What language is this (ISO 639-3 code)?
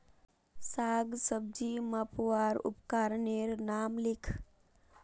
mag